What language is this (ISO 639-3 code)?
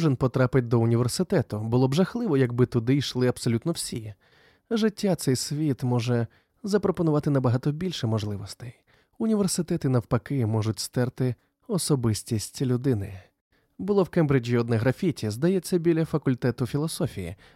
ukr